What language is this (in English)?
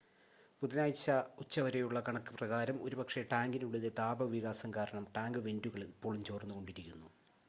Malayalam